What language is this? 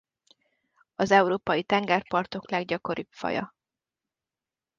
Hungarian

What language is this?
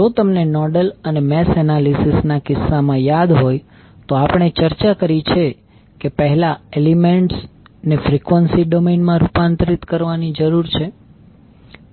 Gujarati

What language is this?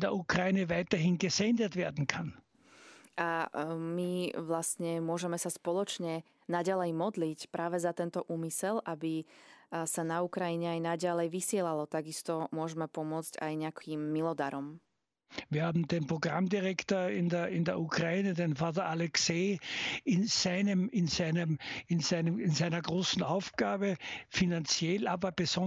Slovak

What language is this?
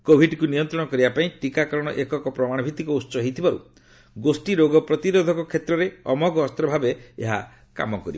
Odia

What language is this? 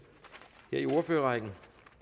Danish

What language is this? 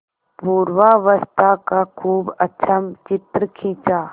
Hindi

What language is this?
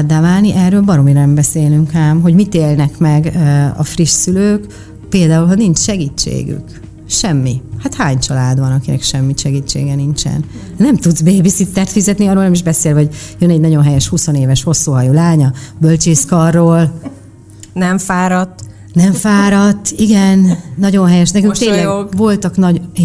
Hungarian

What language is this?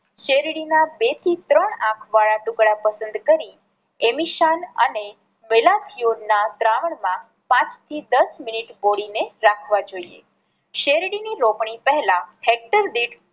Gujarati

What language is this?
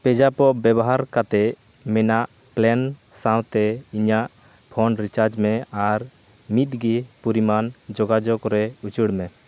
Santali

